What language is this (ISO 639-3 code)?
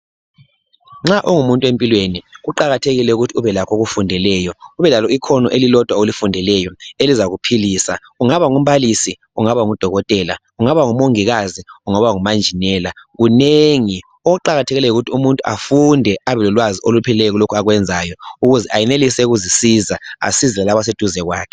nde